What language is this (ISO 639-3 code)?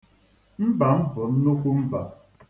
ibo